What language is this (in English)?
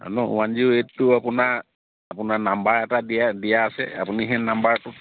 Assamese